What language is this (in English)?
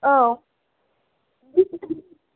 Bodo